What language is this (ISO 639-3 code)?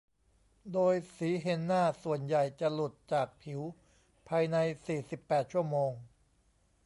tha